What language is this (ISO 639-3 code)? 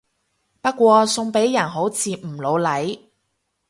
yue